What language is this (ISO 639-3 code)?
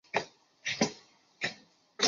zho